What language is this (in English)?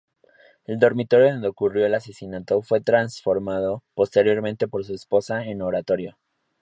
Spanish